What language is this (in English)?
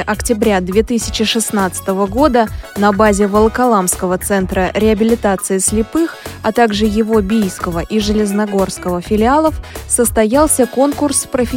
Russian